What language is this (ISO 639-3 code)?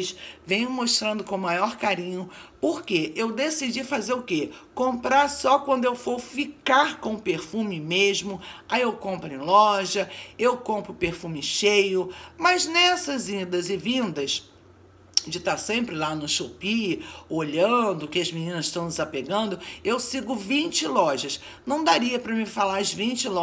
por